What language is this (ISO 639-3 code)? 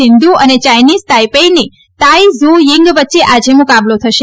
guj